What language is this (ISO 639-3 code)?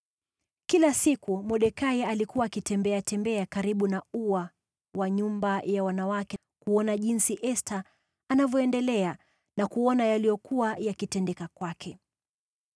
swa